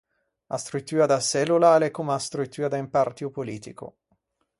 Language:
Ligurian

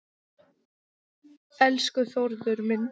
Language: Icelandic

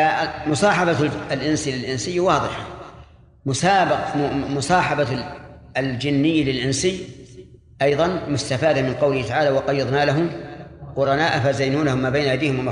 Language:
Arabic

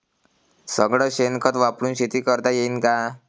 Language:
Marathi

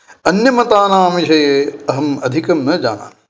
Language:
Sanskrit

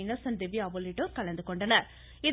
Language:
Tamil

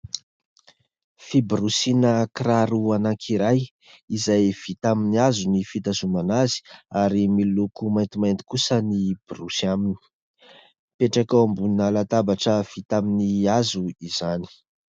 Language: Malagasy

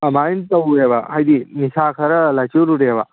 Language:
Manipuri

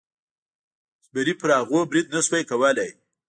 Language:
Pashto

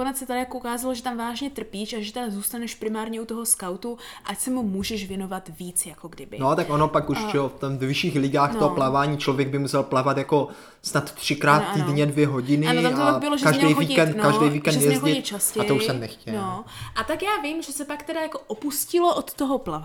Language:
Czech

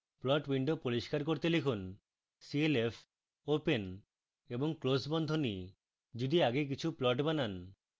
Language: Bangla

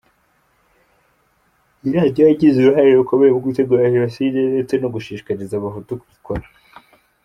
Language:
Kinyarwanda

